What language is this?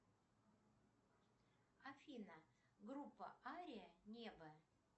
Russian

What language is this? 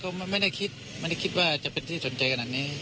Thai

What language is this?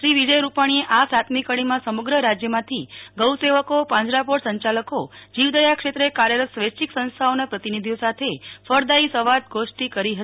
Gujarati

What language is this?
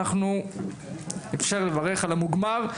Hebrew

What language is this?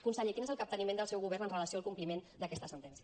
Catalan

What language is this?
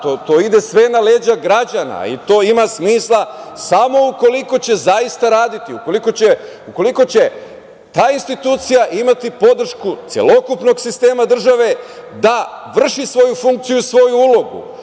Serbian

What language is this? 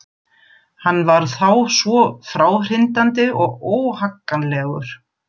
Icelandic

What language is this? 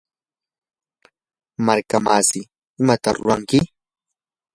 Yanahuanca Pasco Quechua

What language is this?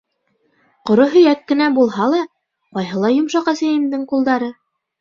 Bashkir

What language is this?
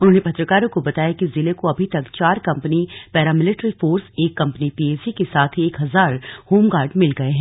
Hindi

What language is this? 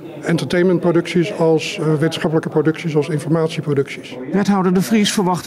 Dutch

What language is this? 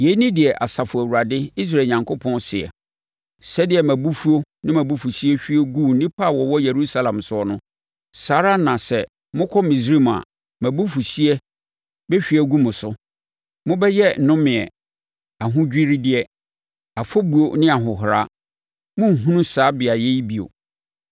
Akan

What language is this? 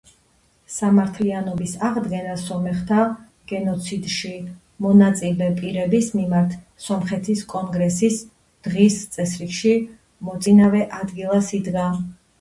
Georgian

